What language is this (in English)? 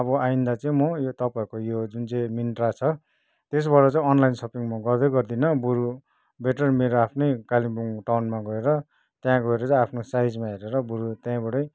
Nepali